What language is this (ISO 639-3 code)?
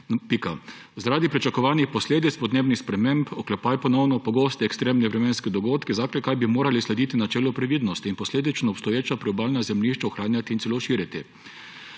slv